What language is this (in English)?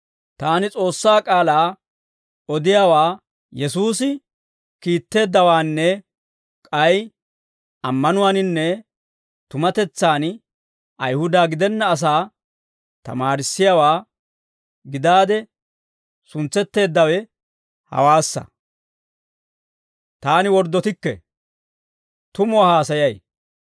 Dawro